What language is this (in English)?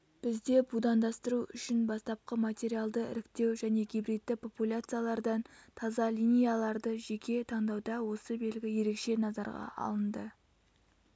Kazakh